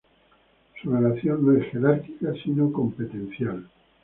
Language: Spanish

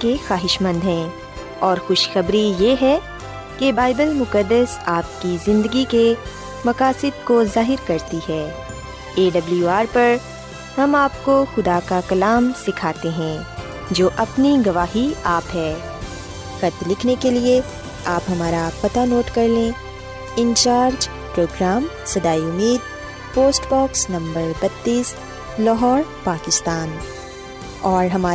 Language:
Urdu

